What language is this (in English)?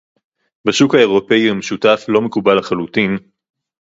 Hebrew